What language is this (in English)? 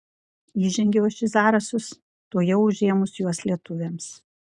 Lithuanian